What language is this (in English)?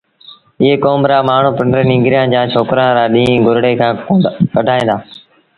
Sindhi Bhil